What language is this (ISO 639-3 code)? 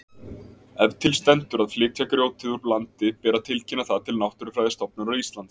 isl